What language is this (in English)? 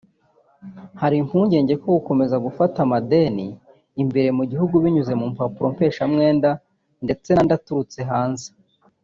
Kinyarwanda